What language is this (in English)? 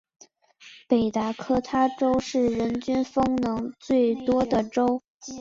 Chinese